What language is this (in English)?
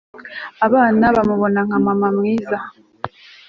Kinyarwanda